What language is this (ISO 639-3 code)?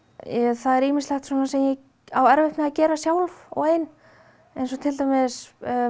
isl